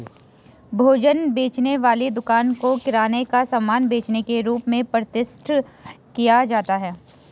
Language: Hindi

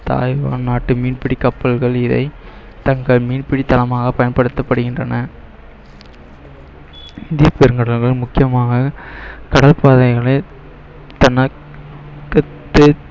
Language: Tamil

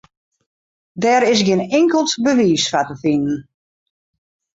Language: Western Frisian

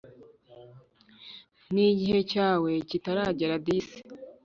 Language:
Kinyarwanda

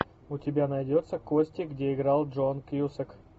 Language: Russian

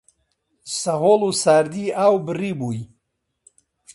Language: Central Kurdish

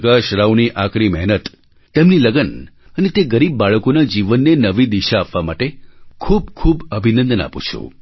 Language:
Gujarati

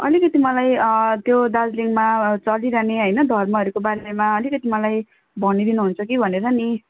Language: Nepali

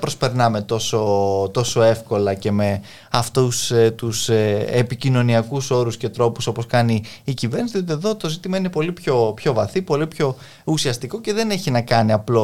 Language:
Greek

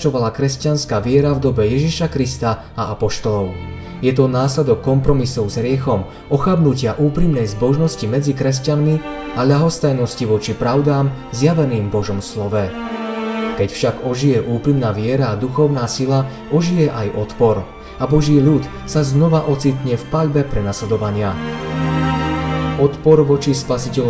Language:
Slovak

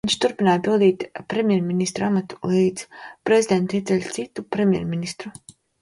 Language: Latvian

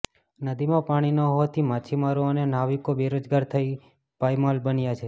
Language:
Gujarati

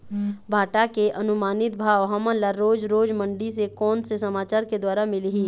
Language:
Chhattisgarhi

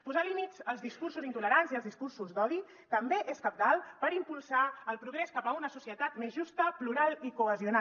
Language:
Catalan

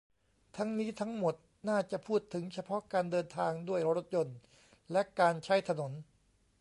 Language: Thai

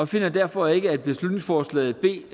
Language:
Danish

